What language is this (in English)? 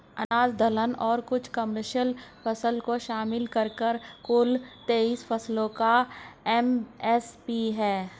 Hindi